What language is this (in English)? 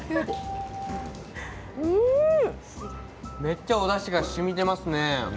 Japanese